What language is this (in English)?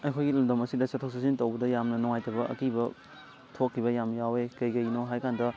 Manipuri